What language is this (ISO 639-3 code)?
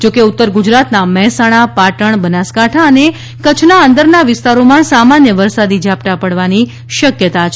guj